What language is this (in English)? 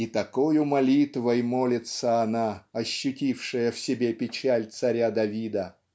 Russian